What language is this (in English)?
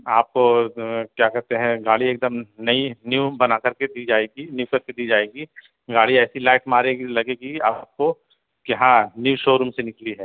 Urdu